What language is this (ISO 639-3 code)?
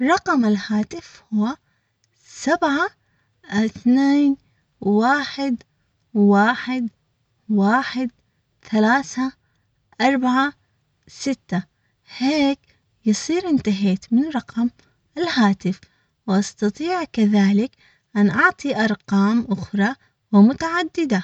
acx